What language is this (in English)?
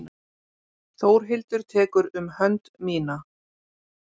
Icelandic